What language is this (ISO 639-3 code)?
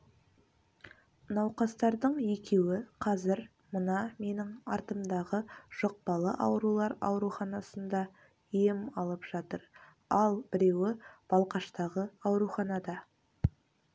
kaz